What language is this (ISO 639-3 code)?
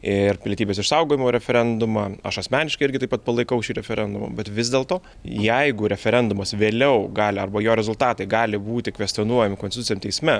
lit